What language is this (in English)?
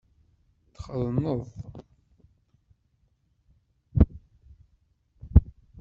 Kabyle